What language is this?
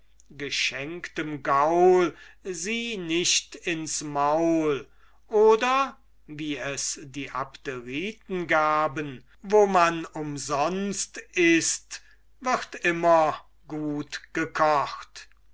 German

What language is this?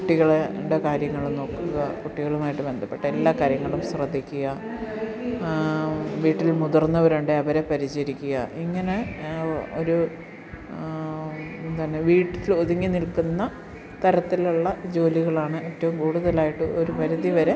Malayalam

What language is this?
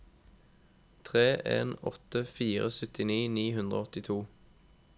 Norwegian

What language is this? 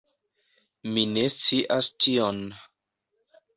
Esperanto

